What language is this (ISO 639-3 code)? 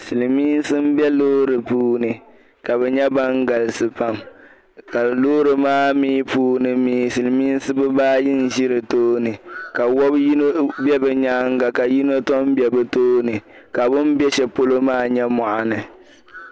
dag